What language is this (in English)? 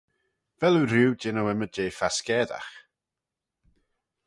Manx